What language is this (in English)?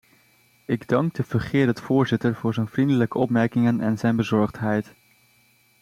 Dutch